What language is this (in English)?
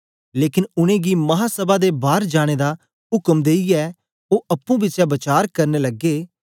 Dogri